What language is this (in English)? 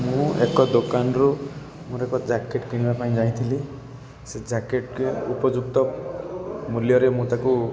Odia